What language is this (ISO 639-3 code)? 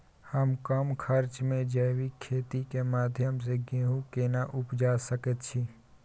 mai